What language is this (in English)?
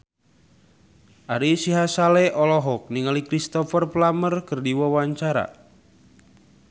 Sundanese